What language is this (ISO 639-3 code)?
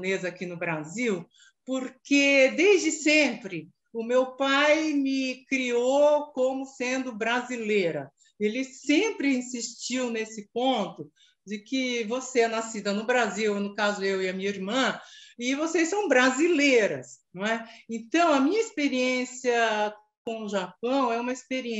por